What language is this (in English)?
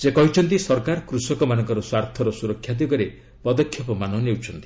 Odia